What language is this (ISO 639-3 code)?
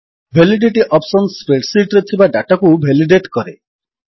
ori